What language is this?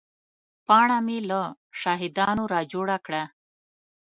Pashto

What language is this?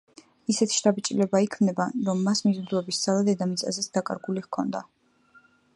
Georgian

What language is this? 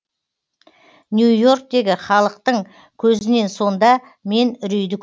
Kazakh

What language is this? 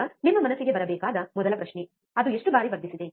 Kannada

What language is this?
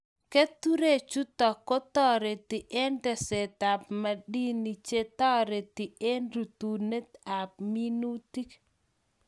Kalenjin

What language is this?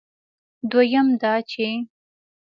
Pashto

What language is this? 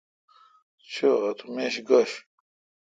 Kalkoti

